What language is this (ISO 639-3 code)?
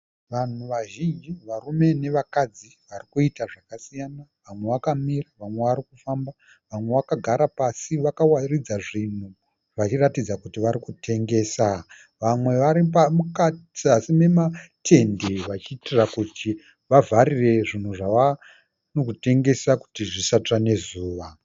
sna